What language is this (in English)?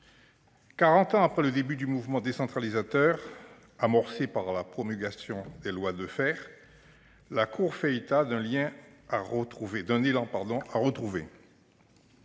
French